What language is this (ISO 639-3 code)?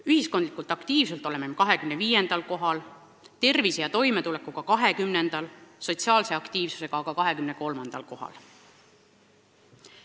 est